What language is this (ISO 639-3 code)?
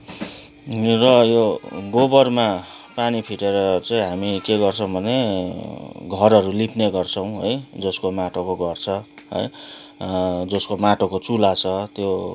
nep